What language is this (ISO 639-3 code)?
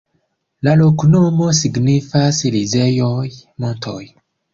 epo